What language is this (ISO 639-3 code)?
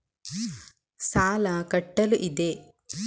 kan